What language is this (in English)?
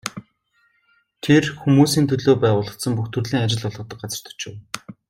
Mongolian